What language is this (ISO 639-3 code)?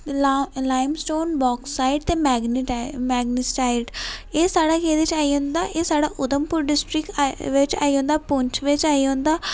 doi